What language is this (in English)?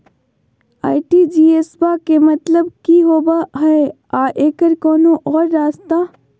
Magahi